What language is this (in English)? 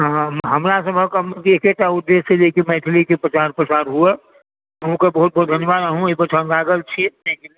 Maithili